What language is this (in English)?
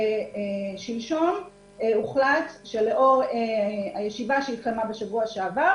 Hebrew